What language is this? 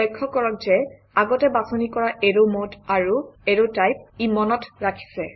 Assamese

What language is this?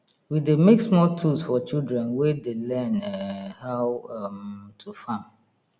Nigerian Pidgin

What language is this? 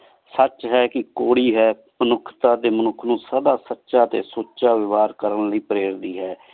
Punjabi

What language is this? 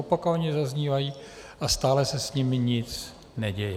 Czech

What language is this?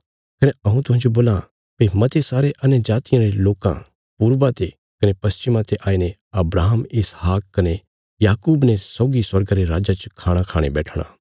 Bilaspuri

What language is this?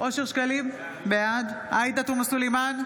Hebrew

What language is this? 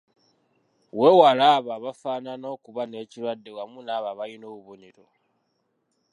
Ganda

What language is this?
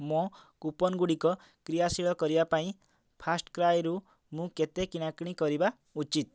Odia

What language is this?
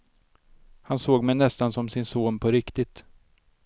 Swedish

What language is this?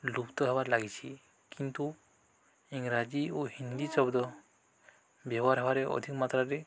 Odia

